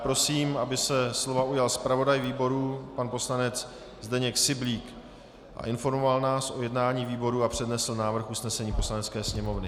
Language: Czech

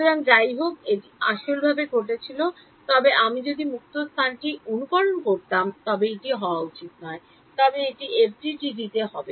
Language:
Bangla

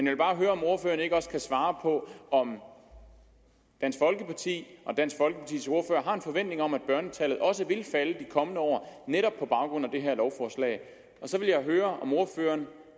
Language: Danish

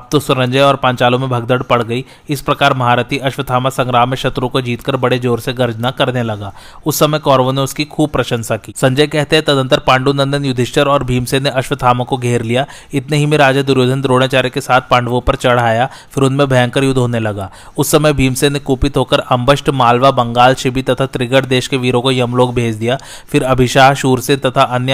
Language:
Hindi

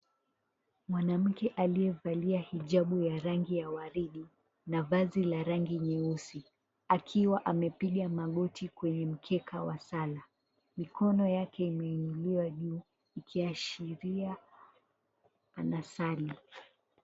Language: Swahili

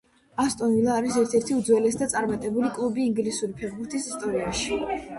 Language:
Georgian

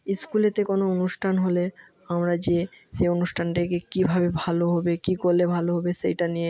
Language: Bangla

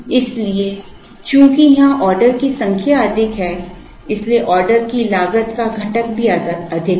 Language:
Hindi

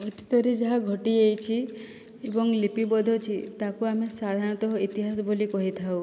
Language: Odia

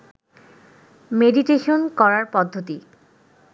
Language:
Bangla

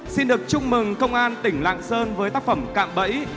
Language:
Vietnamese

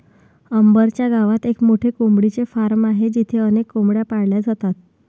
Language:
Marathi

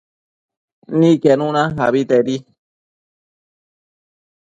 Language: Matsés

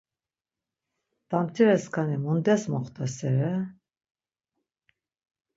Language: Laz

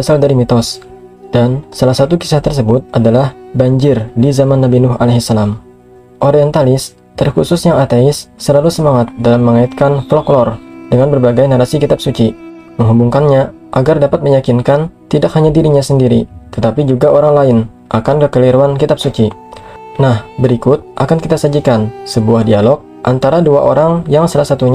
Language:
Indonesian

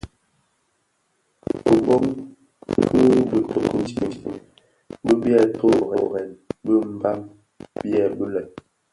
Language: Bafia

